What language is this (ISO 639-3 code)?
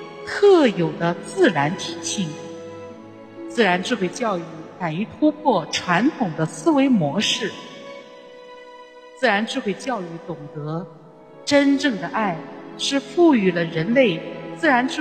zho